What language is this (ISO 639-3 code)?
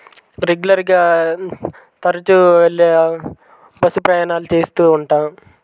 tel